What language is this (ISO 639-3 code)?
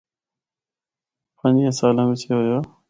hno